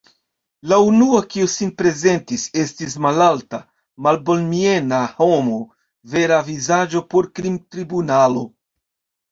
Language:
Esperanto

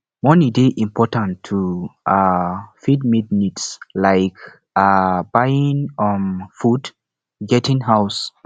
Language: Nigerian Pidgin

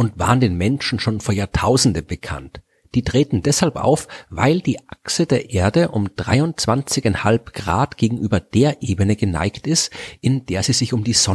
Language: German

